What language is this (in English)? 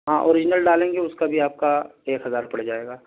Urdu